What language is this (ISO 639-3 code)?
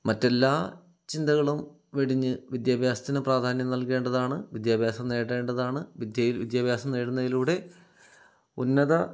mal